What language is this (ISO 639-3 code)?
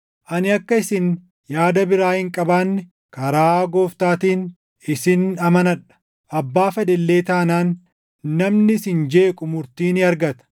orm